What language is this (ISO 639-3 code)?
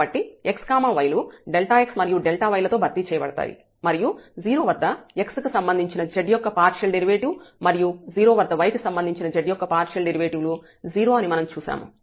tel